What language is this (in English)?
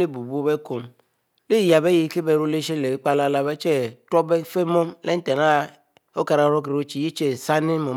Mbe